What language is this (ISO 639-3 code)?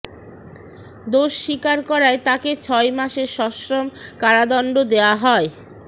ben